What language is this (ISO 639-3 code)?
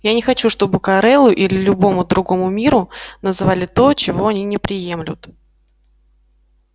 rus